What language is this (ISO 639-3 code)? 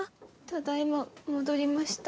jpn